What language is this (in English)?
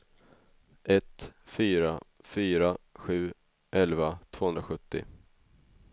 Swedish